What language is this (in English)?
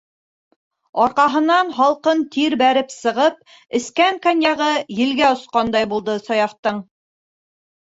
Bashkir